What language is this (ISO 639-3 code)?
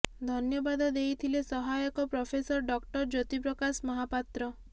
ori